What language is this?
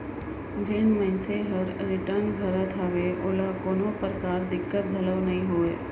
Chhattisgarhi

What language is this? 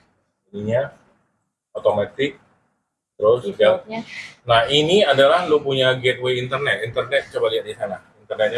Indonesian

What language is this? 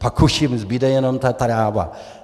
Czech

